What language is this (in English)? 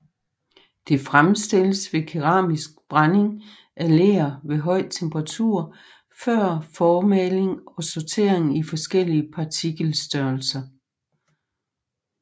Danish